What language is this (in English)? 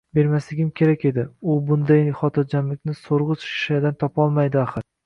Uzbek